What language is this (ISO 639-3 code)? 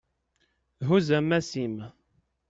kab